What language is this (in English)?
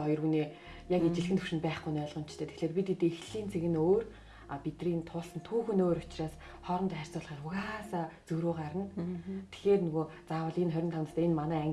German